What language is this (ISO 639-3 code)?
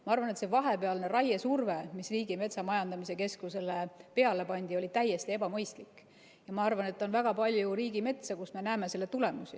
est